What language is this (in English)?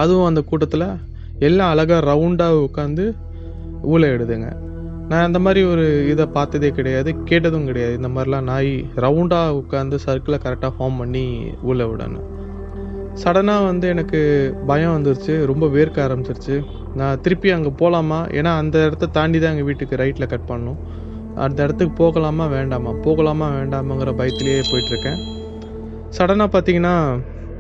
Tamil